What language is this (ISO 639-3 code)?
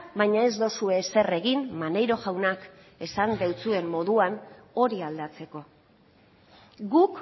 eus